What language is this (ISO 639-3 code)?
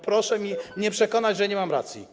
pol